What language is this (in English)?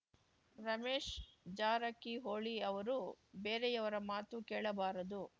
Kannada